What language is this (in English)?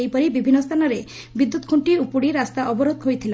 Odia